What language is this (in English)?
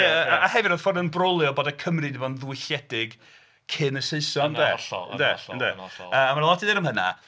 Welsh